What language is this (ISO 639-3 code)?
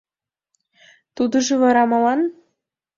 chm